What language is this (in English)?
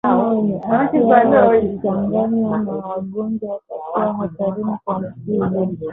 Swahili